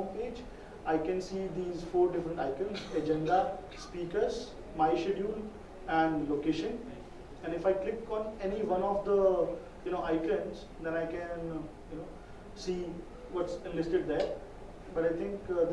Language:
English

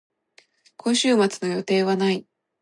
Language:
Japanese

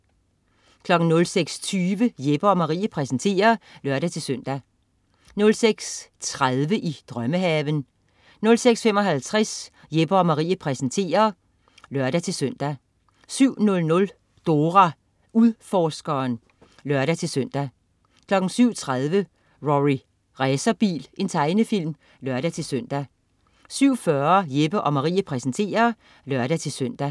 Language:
Danish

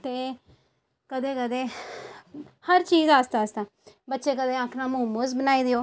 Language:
Dogri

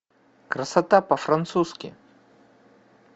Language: Russian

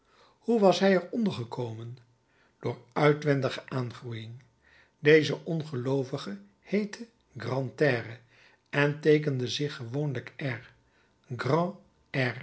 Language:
Dutch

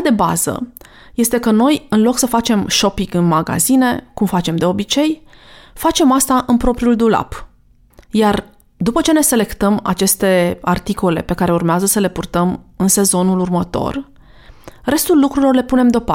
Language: Romanian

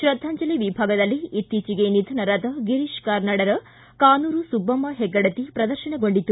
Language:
Kannada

